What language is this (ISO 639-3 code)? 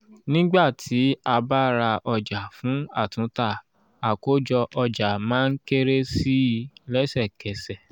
yor